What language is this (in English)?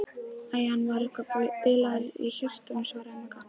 Icelandic